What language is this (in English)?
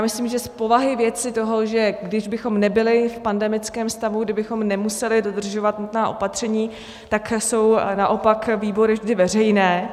Czech